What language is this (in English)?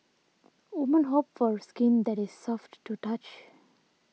English